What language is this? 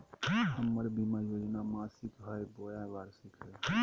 Magahi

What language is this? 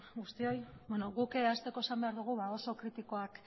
Basque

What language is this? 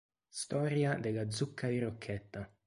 Italian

